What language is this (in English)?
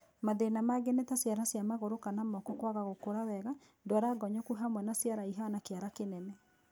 Kikuyu